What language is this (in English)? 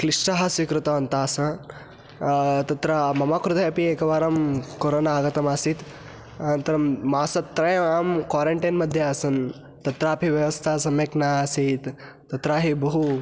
Sanskrit